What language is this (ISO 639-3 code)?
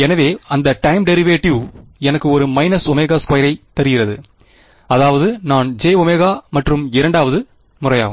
tam